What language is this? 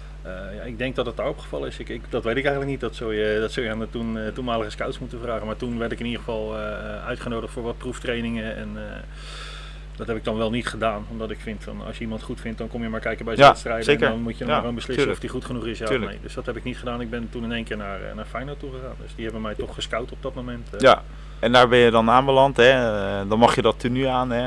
Dutch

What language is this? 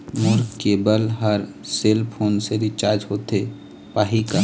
Chhattisgarhi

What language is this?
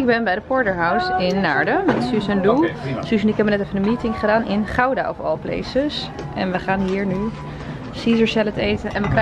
Dutch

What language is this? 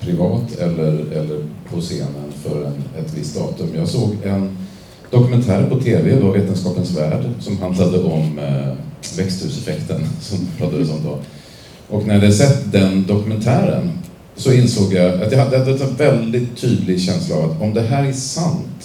Swedish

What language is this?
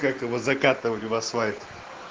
Russian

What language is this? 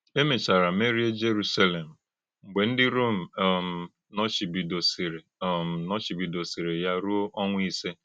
Igbo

